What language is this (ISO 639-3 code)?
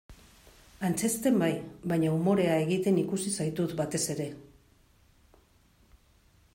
eus